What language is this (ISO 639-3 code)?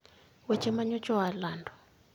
luo